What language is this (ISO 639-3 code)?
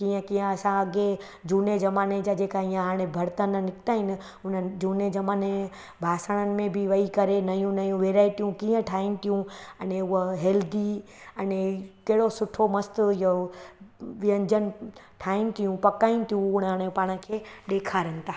snd